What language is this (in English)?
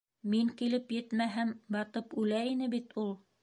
Bashkir